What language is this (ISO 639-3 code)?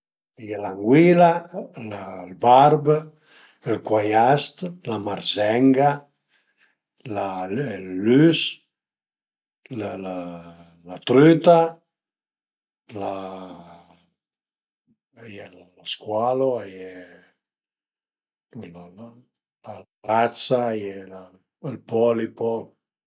pms